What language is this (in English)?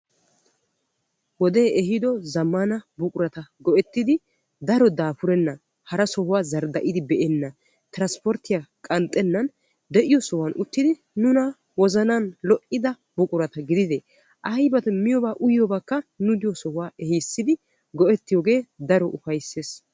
Wolaytta